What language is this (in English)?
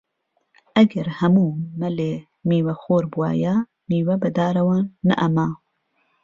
Central Kurdish